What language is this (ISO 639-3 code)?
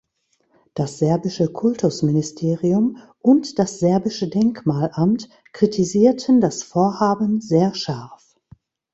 deu